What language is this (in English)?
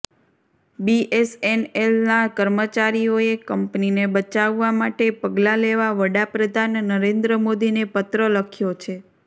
Gujarati